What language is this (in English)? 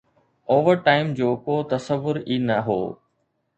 Sindhi